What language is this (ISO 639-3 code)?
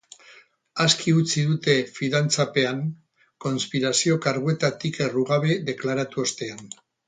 eus